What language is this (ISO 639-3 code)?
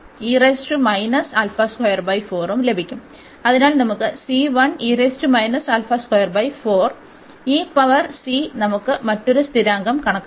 mal